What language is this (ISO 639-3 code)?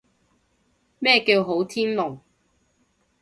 yue